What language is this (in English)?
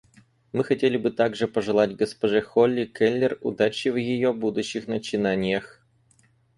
Russian